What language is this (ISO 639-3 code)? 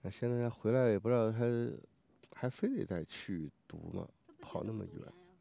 zho